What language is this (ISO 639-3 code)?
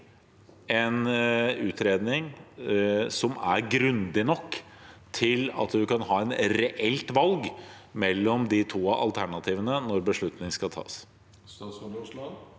nor